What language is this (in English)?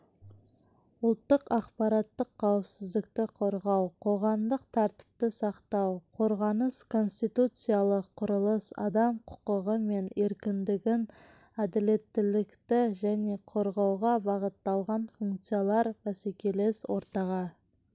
Kazakh